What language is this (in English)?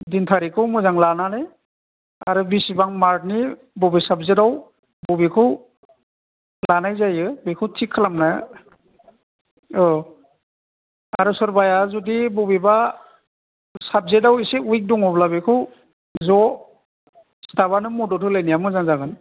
Bodo